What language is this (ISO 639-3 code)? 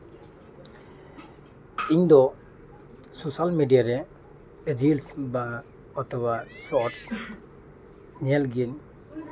sat